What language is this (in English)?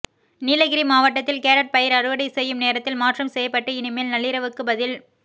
Tamil